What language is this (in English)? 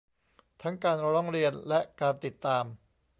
Thai